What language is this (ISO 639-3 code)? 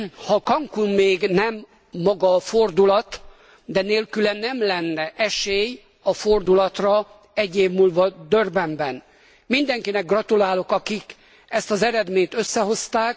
hun